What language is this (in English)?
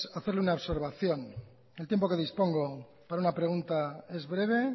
Spanish